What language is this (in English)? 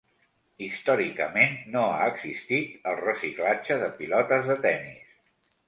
Catalan